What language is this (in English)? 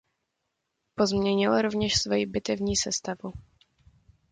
Czech